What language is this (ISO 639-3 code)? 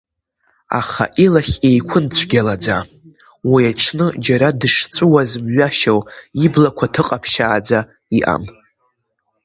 abk